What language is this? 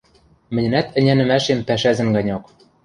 Western Mari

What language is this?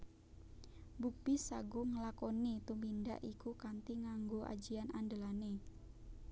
Javanese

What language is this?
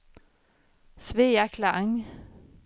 Swedish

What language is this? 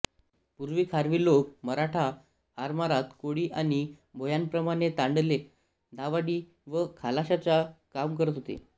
Marathi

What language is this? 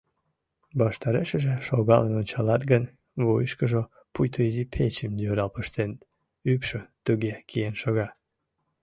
Mari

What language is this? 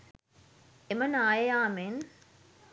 Sinhala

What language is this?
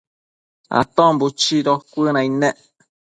Matsés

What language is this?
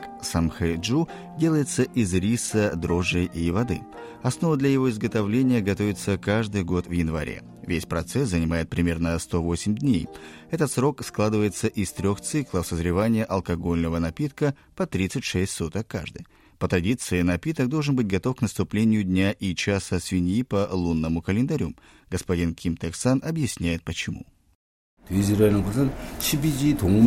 Russian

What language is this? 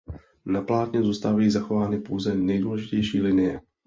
Czech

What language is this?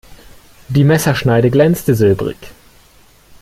German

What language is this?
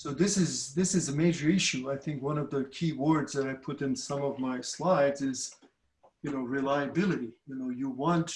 English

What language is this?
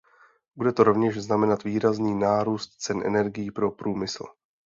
Czech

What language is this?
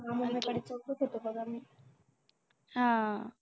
Marathi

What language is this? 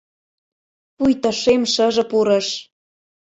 Mari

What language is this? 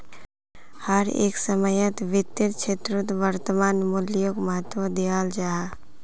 Magahi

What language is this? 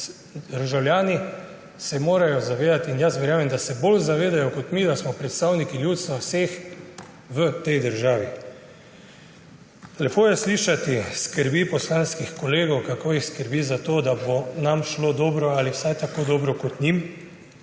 Slovenian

